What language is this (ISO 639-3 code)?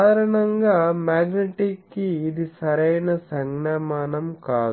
tel